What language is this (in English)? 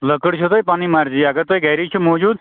Kashmiri